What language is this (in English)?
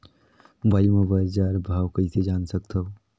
Chhattisgarhi